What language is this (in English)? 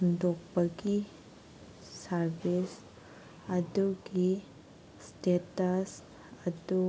Manipuri